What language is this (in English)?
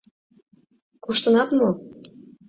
Mari